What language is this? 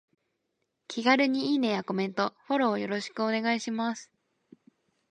Japanese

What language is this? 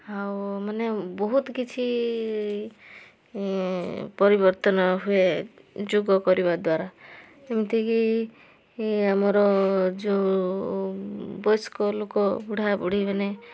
Odia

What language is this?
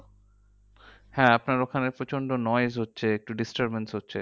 Bangla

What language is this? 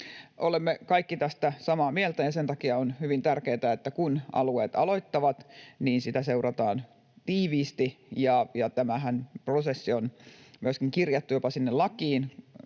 Finnish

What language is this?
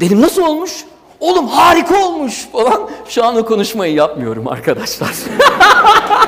Turkish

